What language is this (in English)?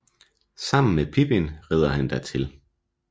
Danish